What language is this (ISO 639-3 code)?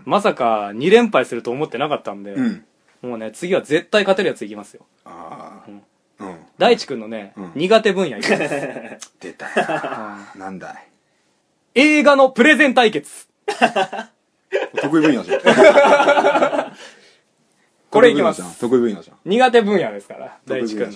jpn